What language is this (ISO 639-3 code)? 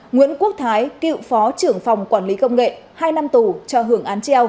vie